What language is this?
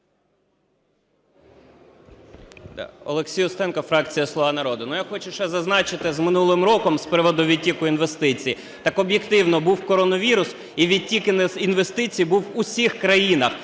Ukrainian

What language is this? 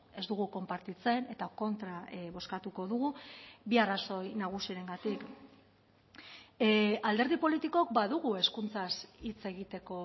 Basque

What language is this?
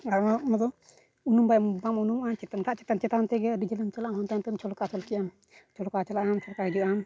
Santali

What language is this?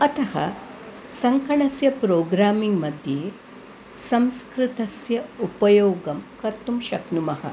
Sanskrit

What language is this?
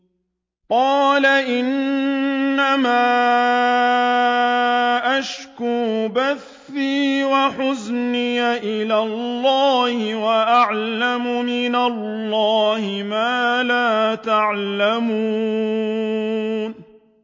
Arabic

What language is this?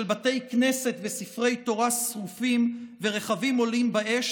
Hebrew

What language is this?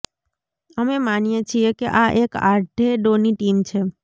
Gujarati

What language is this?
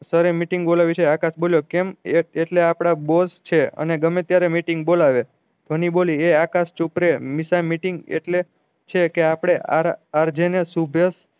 Gujarati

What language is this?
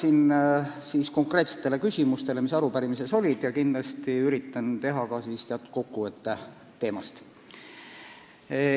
Estonian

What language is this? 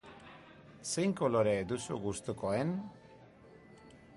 Basque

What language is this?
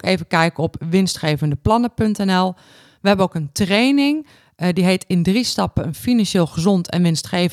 Dutch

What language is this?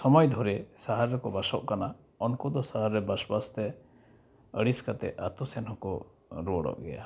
Santali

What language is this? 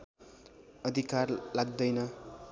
Nepali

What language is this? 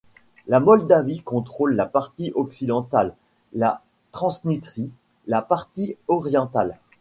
French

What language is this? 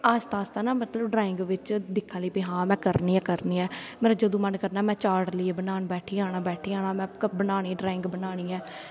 Dogri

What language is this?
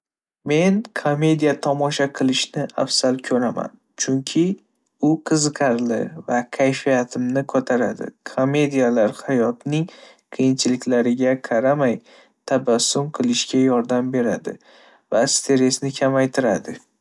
Uzbek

